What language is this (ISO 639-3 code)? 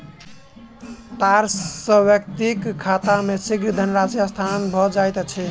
mai